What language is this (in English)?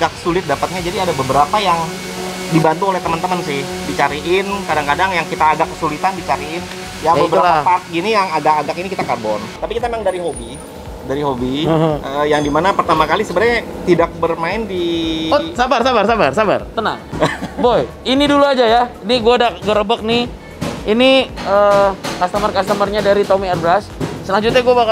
Indonesian